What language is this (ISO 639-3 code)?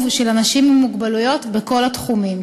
heb